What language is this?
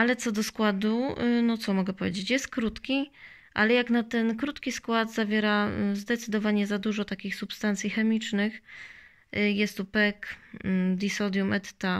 Polish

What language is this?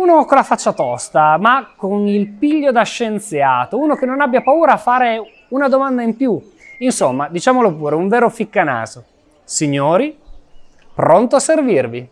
Italian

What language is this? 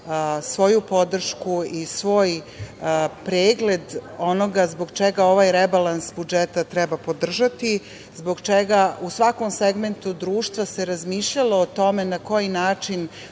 Serbian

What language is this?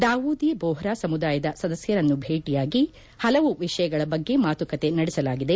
Kannada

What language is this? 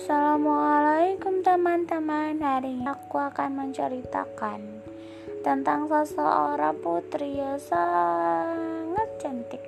Indonesian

